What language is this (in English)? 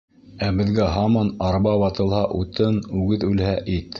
Bashkir